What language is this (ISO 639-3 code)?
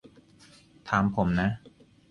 tha